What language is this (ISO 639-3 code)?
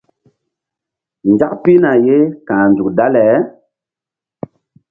mdd